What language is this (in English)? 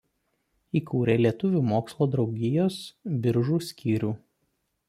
Lithuanian